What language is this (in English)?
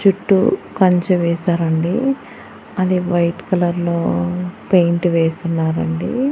Telugu